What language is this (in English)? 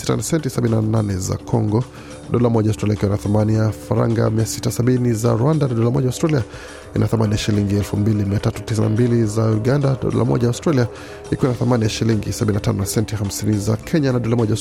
Swahili